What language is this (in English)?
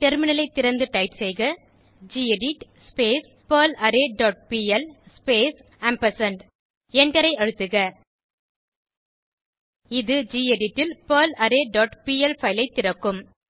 Tamil